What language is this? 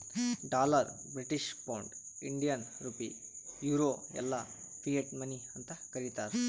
Kannada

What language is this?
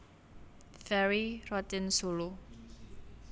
Javanese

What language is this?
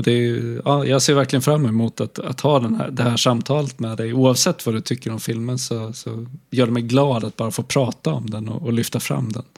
Swedish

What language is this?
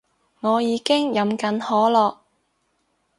Cantonese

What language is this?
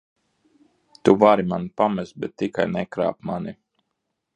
Latvian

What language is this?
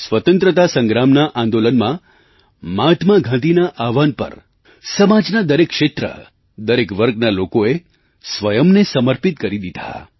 Gujarati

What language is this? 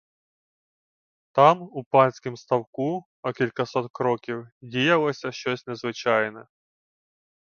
Ukrainian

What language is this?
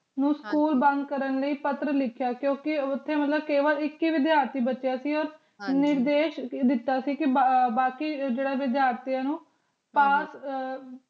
Punjabi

